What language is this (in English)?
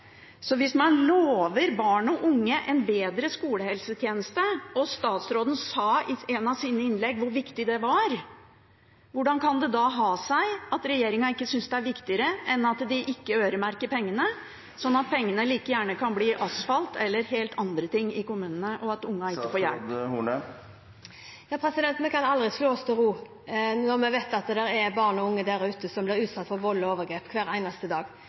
Norwegian Bokmål